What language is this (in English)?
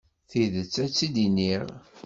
Kabyle